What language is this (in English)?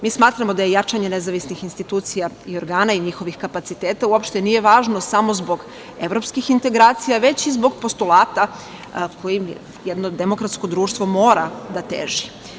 Serbian